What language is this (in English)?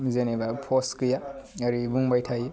Bodo